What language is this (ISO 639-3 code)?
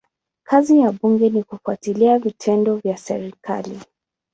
swa